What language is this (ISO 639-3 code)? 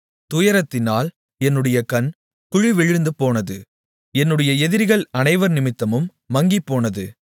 tam